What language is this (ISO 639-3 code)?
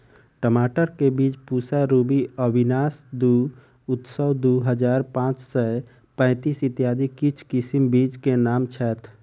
mai